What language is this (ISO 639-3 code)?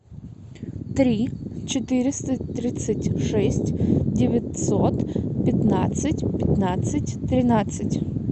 rus